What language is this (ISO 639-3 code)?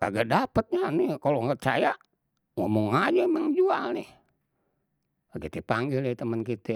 bew